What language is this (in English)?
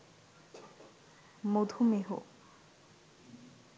Bangla